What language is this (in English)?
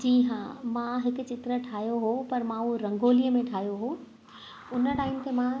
Sindhi